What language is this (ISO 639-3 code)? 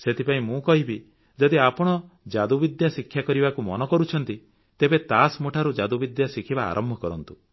ori